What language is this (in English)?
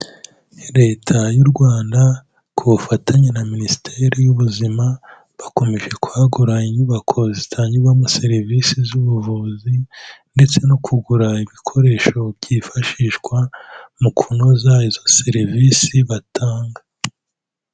Kinyarwanda